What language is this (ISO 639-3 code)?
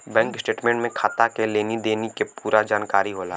bho